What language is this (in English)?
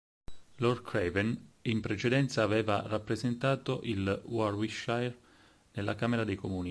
Italian